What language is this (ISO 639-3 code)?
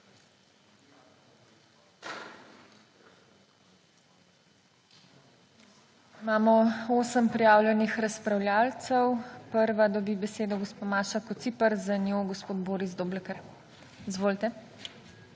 slv